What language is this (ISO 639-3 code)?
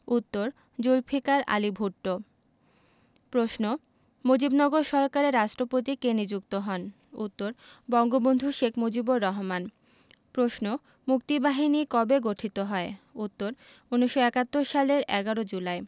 ben